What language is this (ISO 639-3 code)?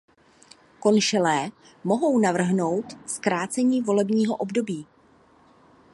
ces